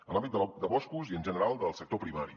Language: Catalan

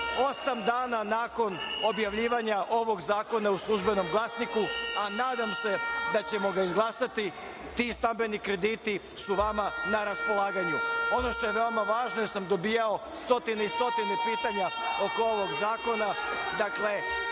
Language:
Serbian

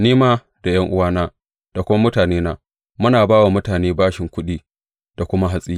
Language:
Hausa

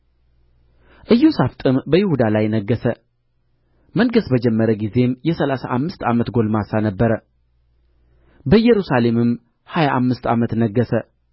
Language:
Amharic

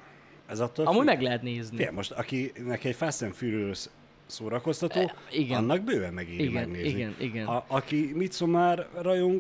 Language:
Hungarian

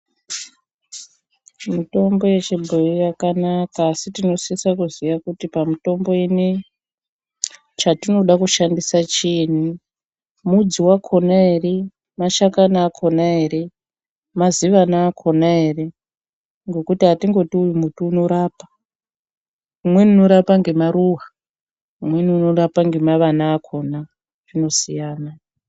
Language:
Ndau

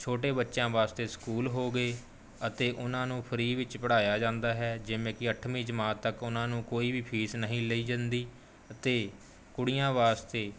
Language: Punjabi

